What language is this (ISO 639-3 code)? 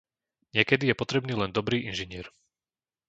slk